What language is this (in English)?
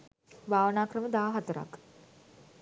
Sinhala